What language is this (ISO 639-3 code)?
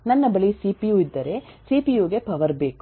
kan